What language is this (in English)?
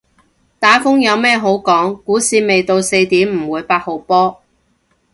Cantonese